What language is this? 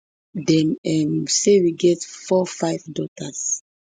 Nigerian Pidgin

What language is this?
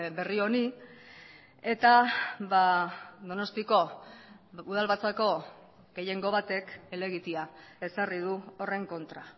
Basque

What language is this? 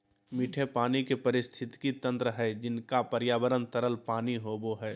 Magahi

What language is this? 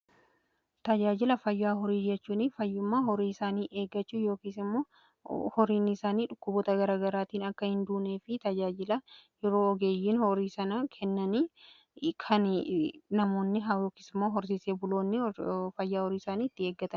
Oromo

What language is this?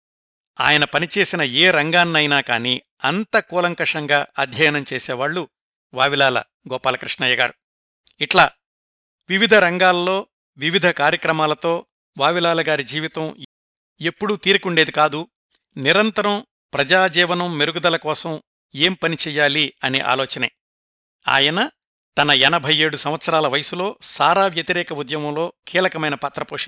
Telugu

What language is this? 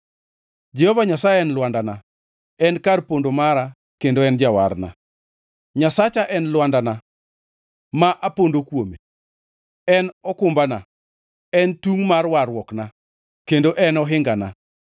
Luo (Kenya and Tanzania)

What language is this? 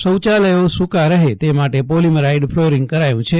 Gujarati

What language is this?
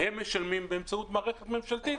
Hebrew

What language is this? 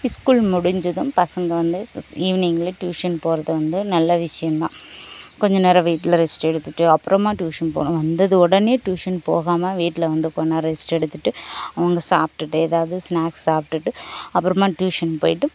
Tamil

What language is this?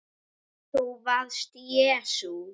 Icelandic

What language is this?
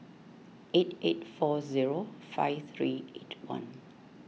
English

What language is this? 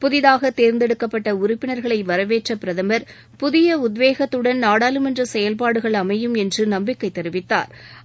Tamil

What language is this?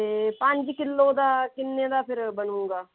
Punjabi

